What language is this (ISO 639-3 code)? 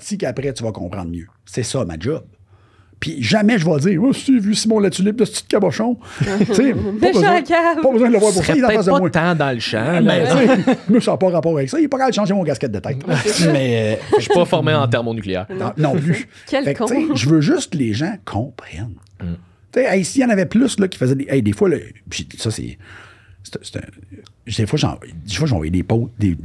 fra